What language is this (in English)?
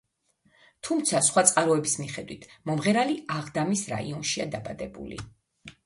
Georgian